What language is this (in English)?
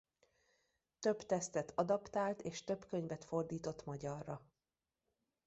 Hungarian